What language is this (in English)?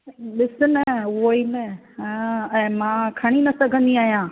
Sindhi